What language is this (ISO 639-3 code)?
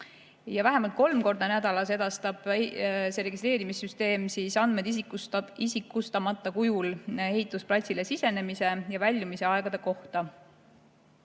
est